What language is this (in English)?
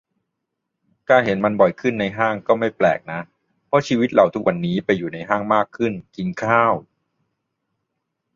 Thai